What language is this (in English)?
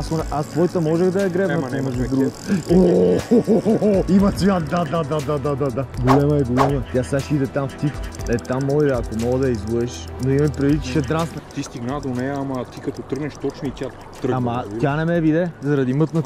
Bulgarian